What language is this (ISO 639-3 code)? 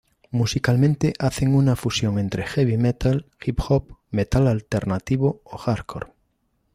spa